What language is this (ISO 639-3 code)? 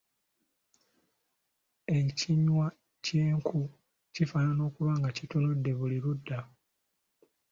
lug